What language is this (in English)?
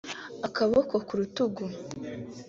Kinyarwanda